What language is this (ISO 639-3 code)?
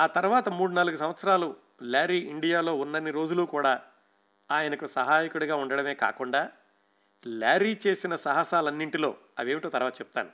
tel